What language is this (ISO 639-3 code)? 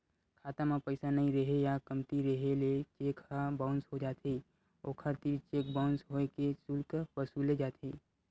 hne